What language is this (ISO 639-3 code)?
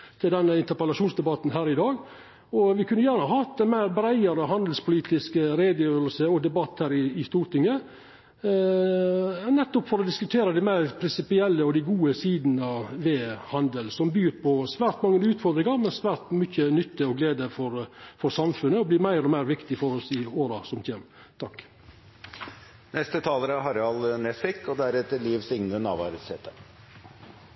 nno